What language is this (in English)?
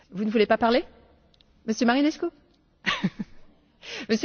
Romanian